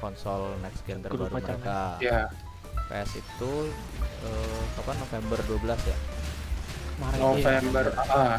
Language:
Indonesian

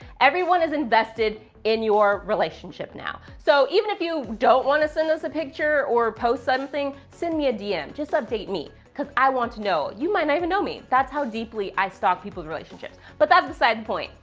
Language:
English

